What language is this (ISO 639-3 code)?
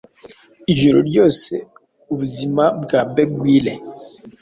kin